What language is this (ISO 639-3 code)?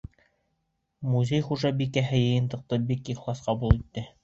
bak